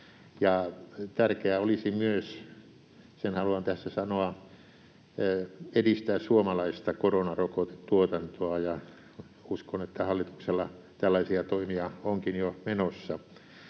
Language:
Finnish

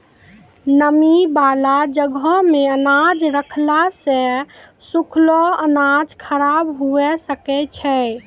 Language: Maithili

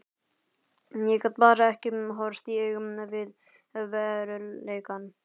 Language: Icelandic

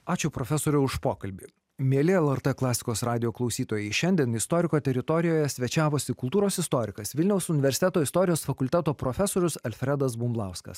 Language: Lithuanian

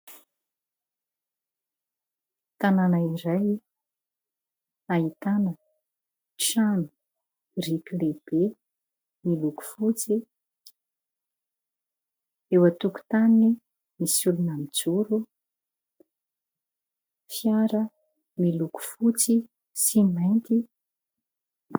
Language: Malagasy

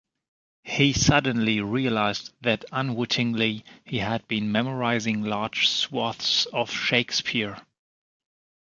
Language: English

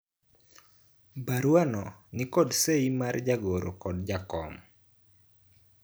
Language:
Luo (Kenya and Tanzania)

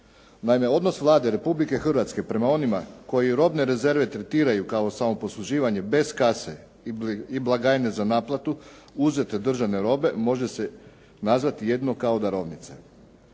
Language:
Croatian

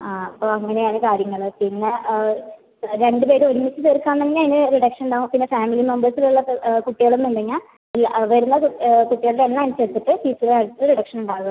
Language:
Malayalam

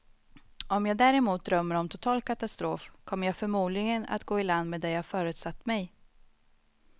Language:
Swedish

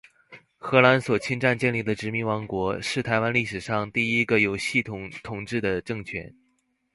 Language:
Chinese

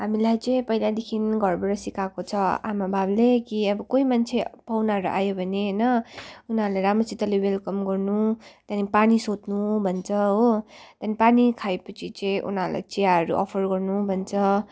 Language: Nepali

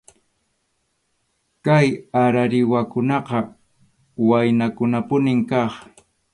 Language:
Arequipa-La Unión Quechua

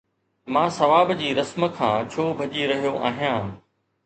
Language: Sindhi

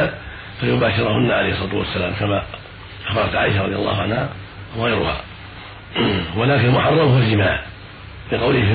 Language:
Arabic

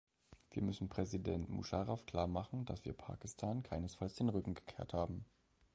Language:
German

